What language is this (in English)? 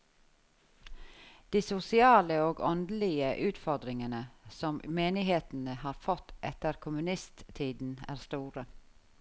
Norwegian